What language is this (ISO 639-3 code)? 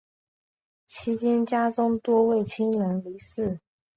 zho